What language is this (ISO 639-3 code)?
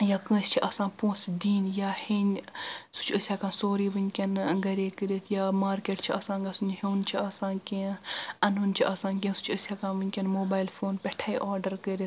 kas